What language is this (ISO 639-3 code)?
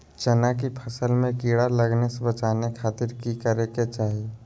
mag